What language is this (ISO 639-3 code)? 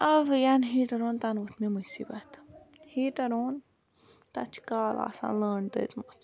kas